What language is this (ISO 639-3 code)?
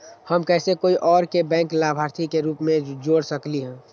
mag